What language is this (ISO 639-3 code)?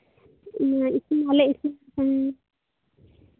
sat